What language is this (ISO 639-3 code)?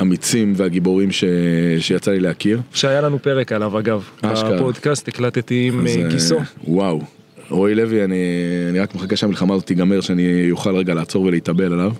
heb